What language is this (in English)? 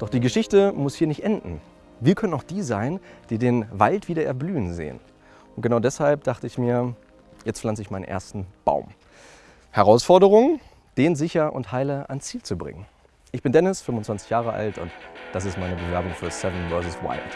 German